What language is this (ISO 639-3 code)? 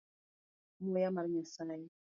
luo